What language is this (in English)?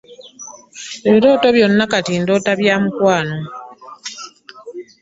Ganda